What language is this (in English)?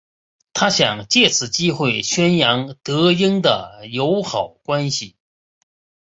Chinese